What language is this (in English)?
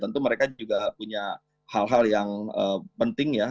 Indonesian